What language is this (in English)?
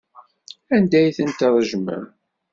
Kabyle